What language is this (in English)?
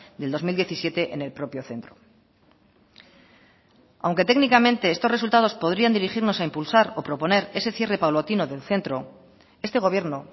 Spanish